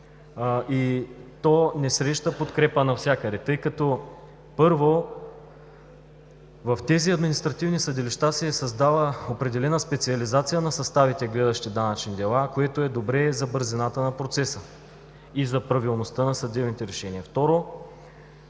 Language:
Bulgarian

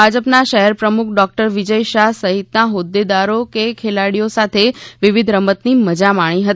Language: Gujarati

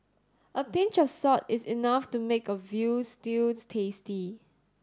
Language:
English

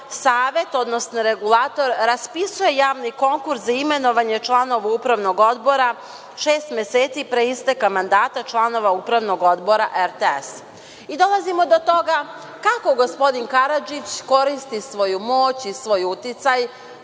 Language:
Serbian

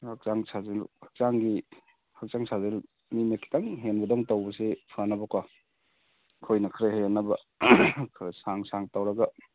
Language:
Manipuri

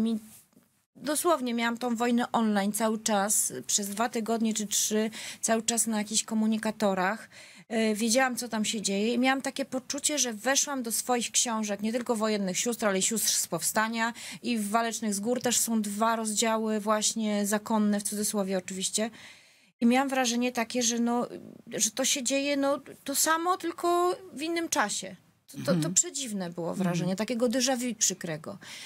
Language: Polish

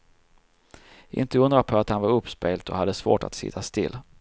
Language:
Swedish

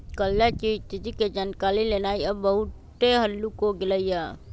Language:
Magahi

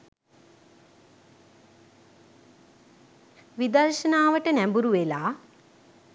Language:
Sinhala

